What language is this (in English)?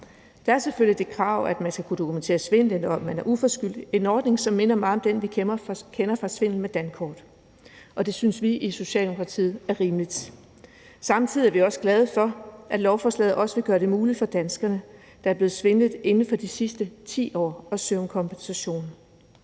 Danish